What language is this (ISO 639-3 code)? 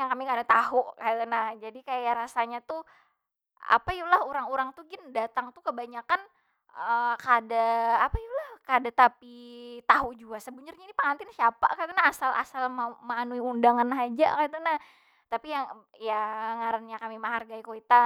bjn